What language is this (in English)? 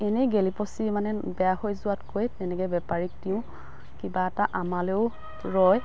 Assamese